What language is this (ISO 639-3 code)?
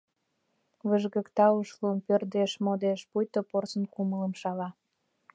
chm